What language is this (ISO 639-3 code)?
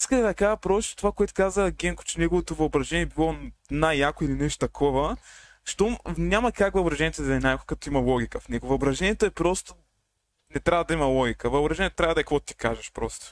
bul